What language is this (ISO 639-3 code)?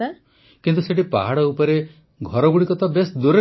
ori